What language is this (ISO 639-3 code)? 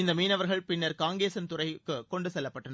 tam